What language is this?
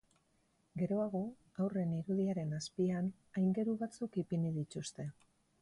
Basque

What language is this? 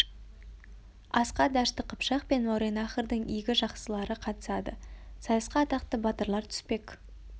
Kazakh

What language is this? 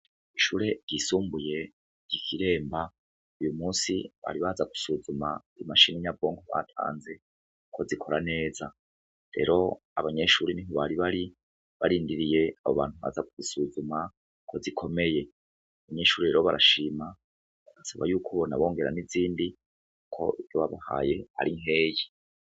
Rundi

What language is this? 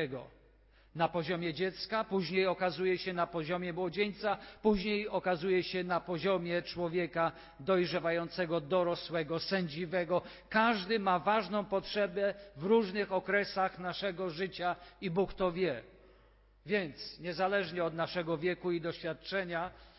Polish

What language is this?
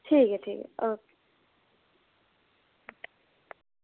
Dogri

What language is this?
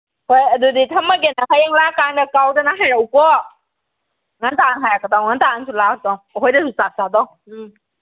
Manipuri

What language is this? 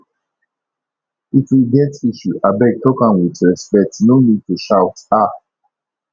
Nigerian Pidgin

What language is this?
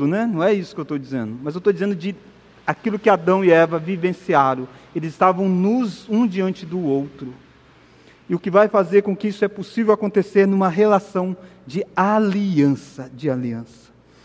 Portuguese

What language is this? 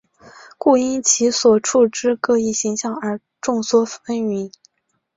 Chinese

